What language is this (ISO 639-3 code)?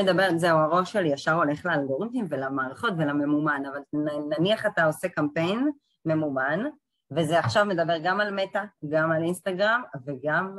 heb